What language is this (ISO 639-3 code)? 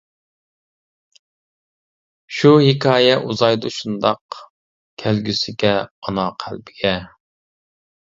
uig